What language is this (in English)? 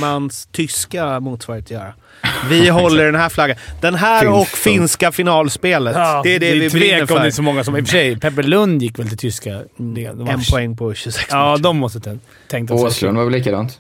Swedish